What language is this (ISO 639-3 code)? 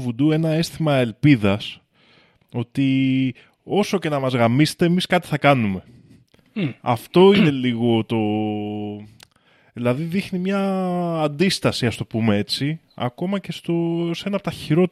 ell